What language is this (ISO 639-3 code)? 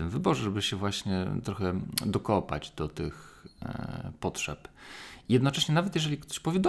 pol